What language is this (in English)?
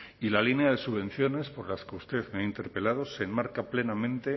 Spanish